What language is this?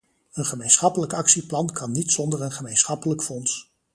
Dutch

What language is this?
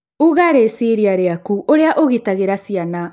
Kikuyu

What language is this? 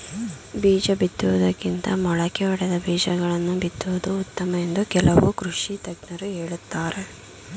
Kannada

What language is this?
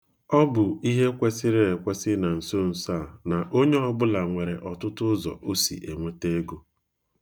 Igbo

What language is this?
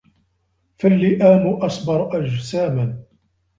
Arabic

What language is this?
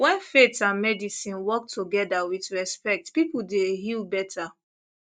Nigerian Pidgin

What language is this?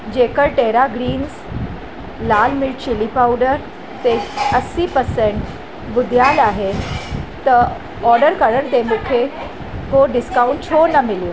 Sindhi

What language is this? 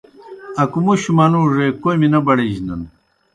Kohistani Shina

